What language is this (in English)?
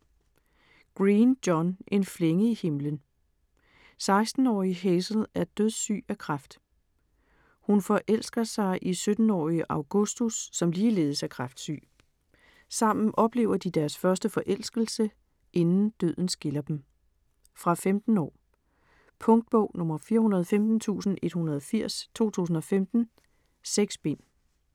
Danish